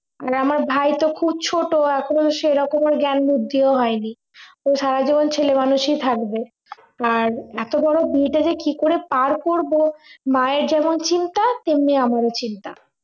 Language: Bangla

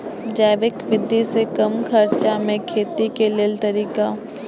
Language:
Maithili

